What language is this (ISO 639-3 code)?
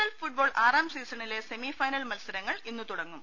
mal